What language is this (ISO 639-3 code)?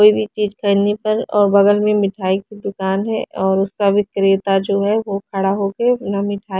hin